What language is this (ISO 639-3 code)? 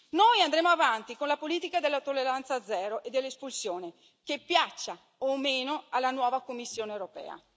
ita